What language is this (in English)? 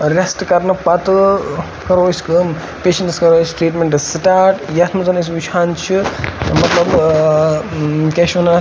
Kashmiri